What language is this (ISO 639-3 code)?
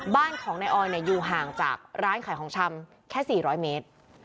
tha